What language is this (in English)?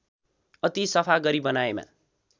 Nepali